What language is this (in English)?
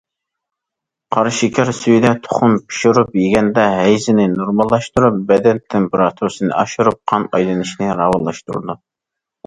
Uyghur